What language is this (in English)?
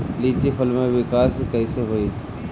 Bhojpuri